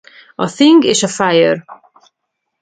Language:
Hungarian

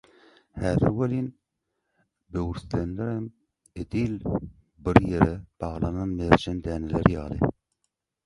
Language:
Turkmen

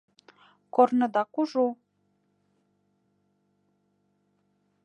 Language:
Mari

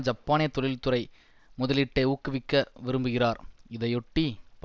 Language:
Tamil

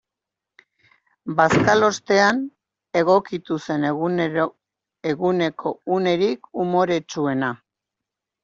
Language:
Basque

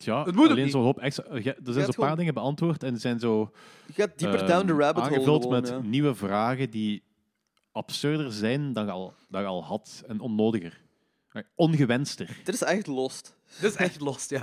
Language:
Dutch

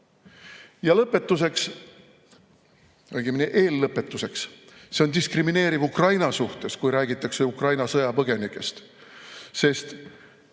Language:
Estonian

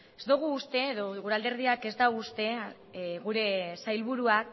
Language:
Basque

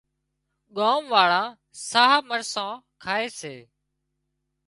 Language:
Wadiyara Koli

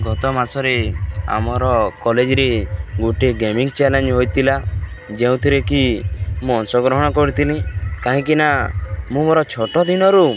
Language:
Odia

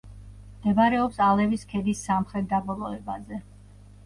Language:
Georgian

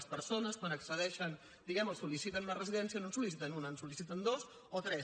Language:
Catalan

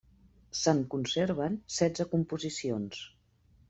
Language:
Catalan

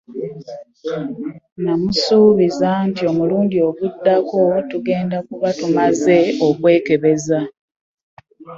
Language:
Ganda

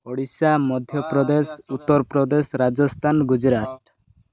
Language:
Odia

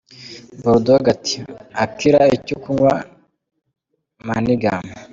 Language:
Kinyarwanda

